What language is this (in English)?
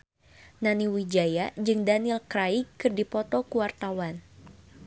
Sundanese